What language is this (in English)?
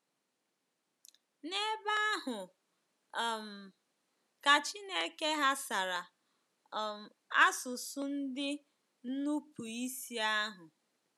Igbo